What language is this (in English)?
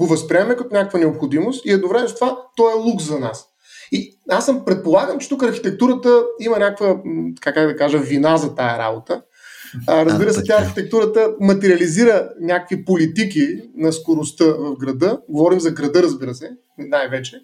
Bulgarian